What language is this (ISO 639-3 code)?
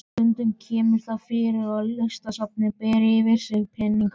isl